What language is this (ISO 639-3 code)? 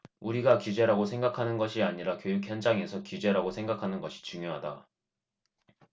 kor